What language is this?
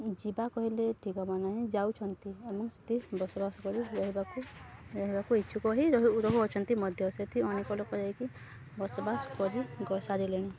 Odia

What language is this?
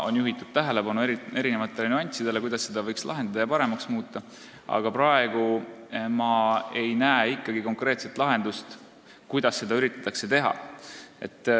Estonian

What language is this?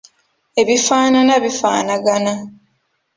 Ganda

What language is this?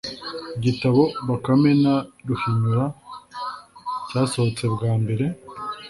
Kinyarwanda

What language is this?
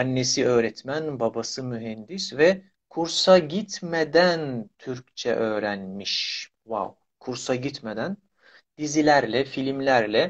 Turkish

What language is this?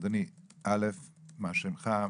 Hebrew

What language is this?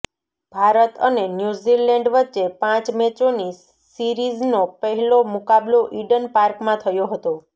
Gujarati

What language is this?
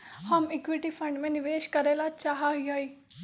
Magahi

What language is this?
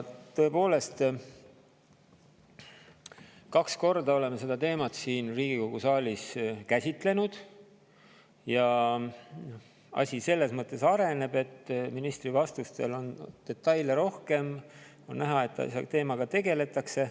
Estonian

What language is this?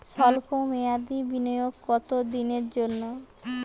Bangla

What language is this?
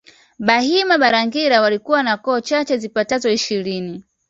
Swahili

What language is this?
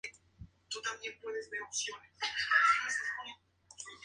Spanish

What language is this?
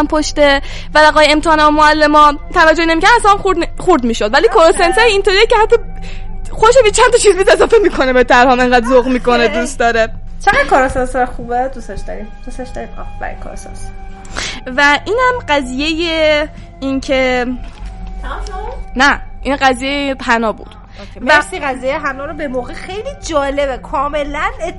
Persian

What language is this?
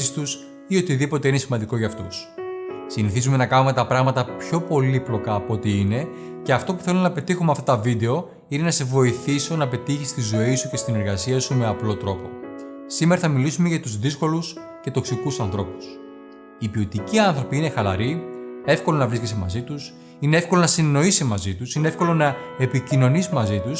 Greek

